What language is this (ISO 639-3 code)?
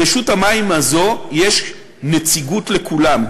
heb